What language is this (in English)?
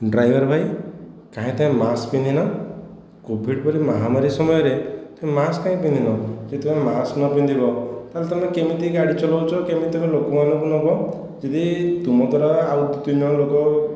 Odia